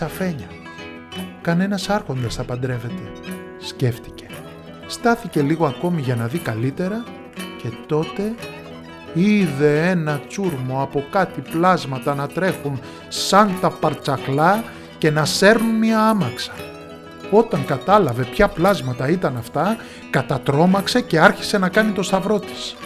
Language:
Greek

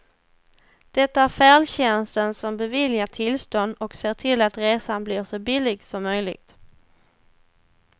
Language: Swedish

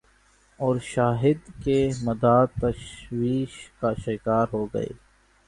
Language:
Urdu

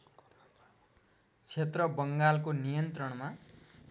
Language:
Nepali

